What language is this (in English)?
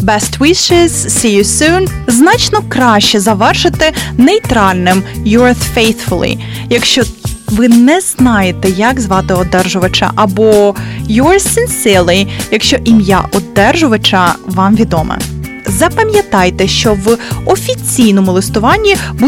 Ukrainian